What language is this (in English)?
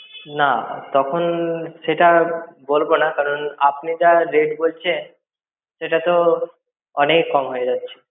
Bangla